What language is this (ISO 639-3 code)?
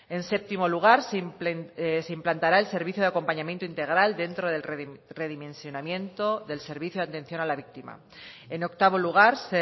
spa